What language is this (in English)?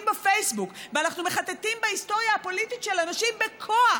Hebrew